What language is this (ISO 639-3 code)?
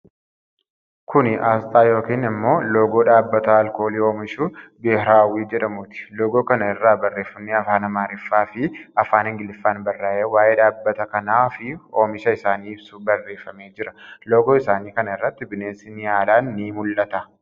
orm